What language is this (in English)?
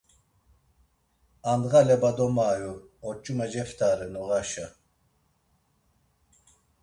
Laz